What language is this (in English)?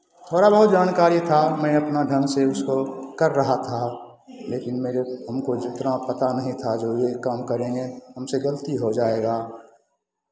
Hindi